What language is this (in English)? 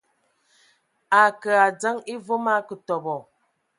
Ewondo